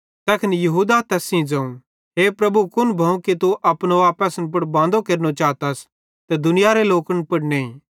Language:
Bhadrawahi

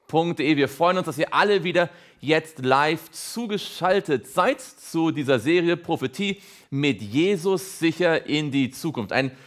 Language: German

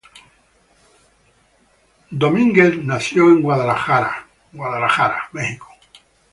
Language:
Spanish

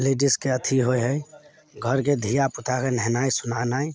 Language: Maithili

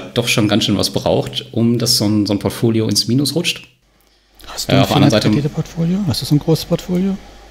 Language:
German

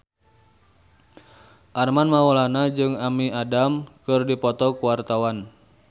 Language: Sundanese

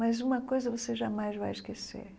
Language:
Portuguese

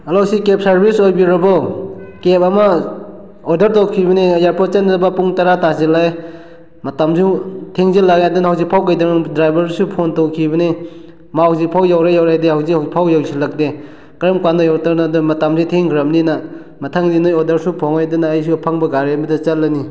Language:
Manipuri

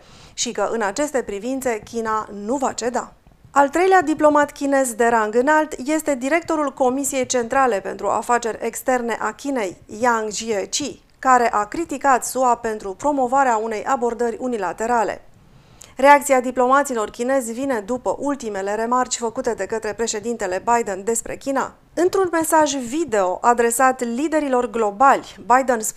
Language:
Romanian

